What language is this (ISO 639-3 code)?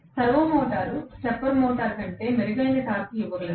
tel